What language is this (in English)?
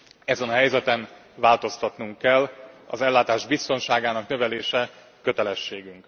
Hungarian